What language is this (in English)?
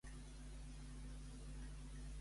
Catalan